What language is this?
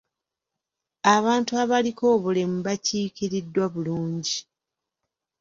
Ganda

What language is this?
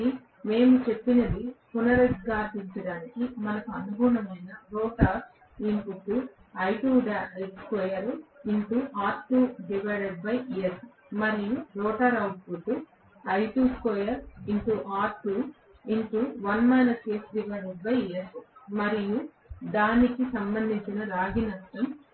Telugu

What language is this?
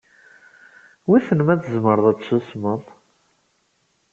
Kabyle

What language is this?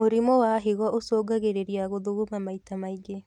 Kikuyu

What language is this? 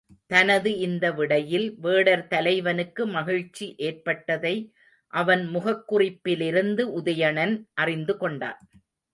Tamil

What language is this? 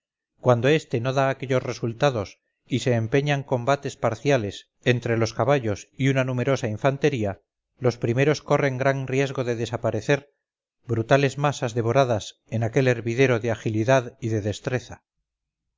Spanish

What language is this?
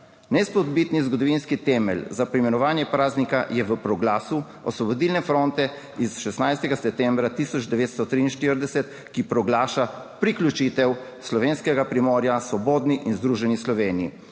Slovenian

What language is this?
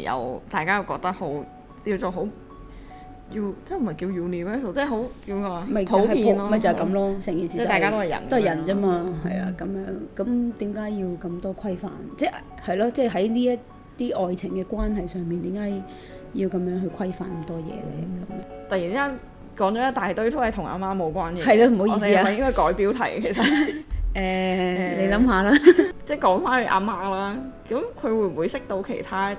Chinese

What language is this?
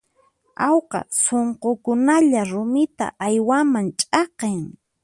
Puno Quechua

